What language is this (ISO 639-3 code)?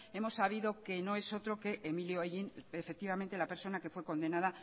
spa